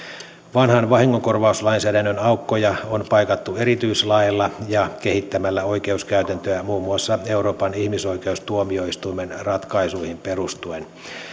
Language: Finnish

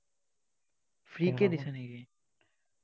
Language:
Assamese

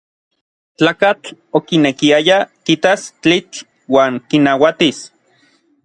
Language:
Orizaba Nahuatl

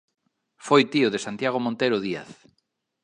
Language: Galician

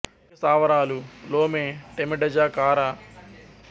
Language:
Telugu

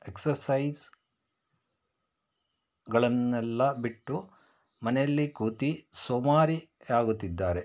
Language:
Kannada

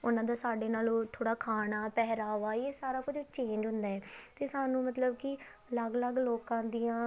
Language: Punjabi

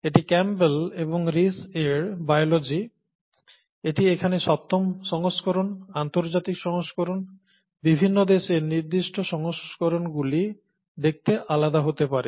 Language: Bangla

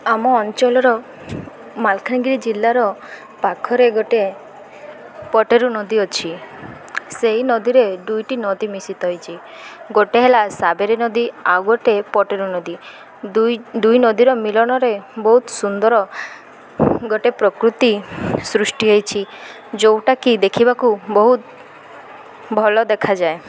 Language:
Odia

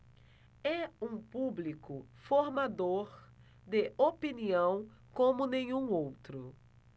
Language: Portuguese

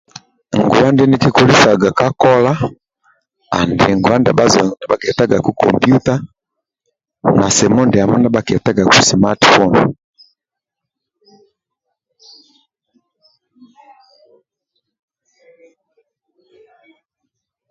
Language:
Amba (Uganda)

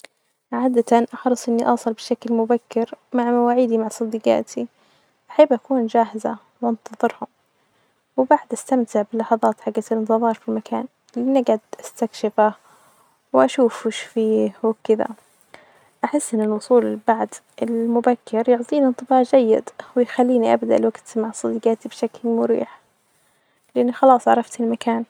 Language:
Najdi Arabic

